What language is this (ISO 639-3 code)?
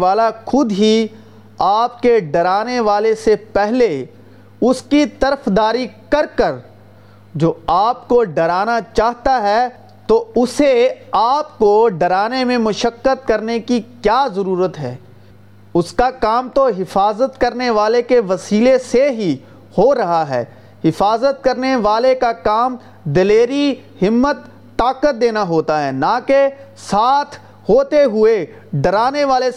urd